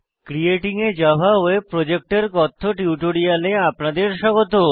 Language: Bangla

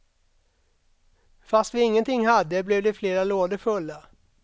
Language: Swedish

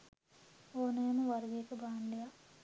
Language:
Sinhala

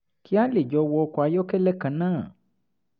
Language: Yoruba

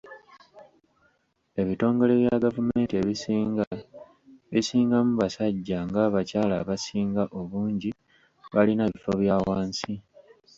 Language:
Ganda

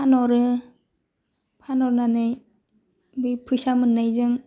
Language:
Bodo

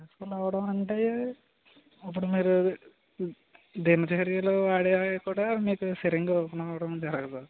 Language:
Telugu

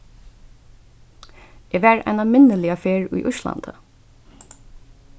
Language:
Faroese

